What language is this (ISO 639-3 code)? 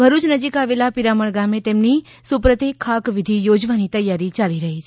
guj